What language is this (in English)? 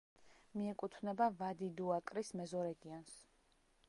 Georgian